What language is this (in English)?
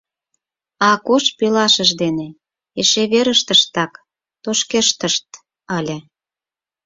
Mari